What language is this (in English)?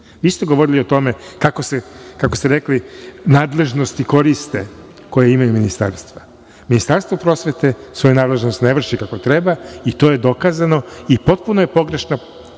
Serbian